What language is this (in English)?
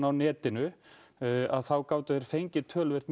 Icelandic